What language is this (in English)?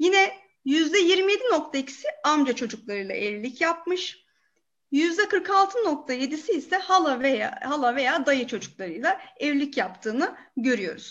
Turkish